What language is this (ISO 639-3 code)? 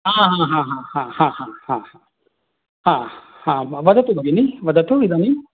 san